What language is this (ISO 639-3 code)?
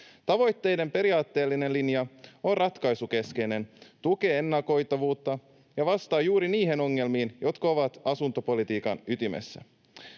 fin